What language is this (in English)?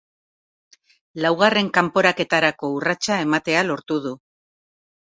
Basque